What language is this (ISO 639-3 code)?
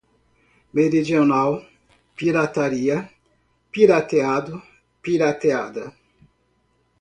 por